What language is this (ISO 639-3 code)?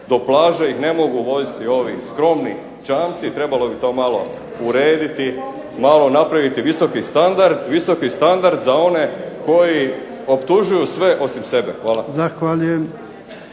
hrv